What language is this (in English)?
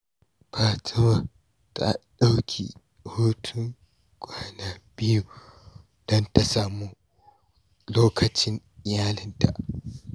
Hausa